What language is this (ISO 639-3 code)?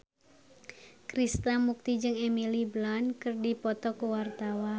sun